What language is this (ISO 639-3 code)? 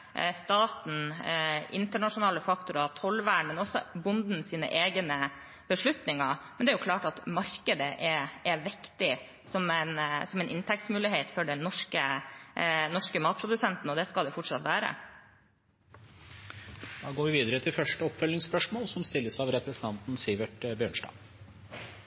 nor